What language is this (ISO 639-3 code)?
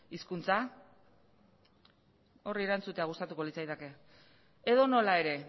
eus